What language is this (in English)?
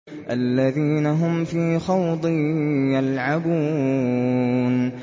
Arabic